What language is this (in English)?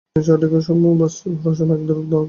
Bangla